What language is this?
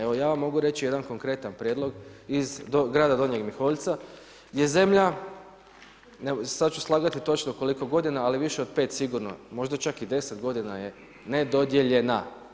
Croatian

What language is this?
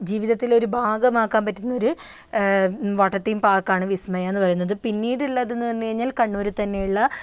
Malayalam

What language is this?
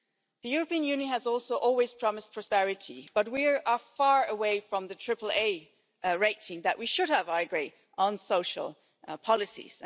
English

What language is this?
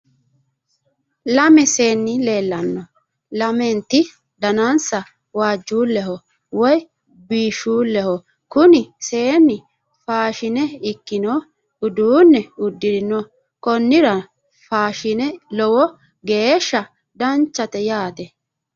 Sidamo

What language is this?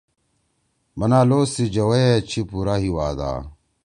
Torwali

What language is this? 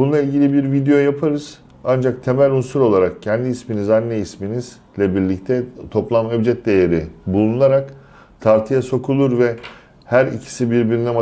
Turkish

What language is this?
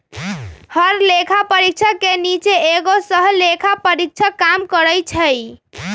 Magahi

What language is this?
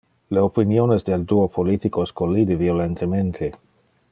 Interlingua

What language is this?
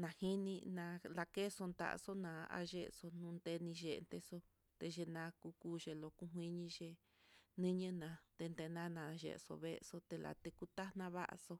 Mitlatongo Mixtec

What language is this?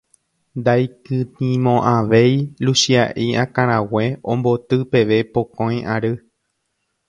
Guarani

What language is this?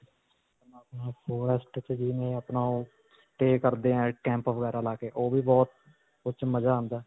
Punjabi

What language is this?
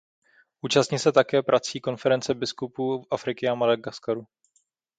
Czech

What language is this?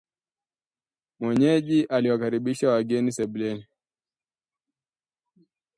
Swahili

